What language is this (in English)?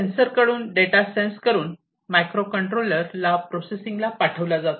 Marathi